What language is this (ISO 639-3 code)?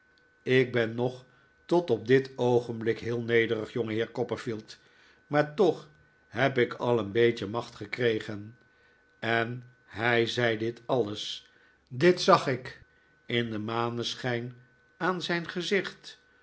nld